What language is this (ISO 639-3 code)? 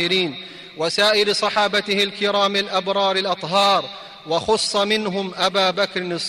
ara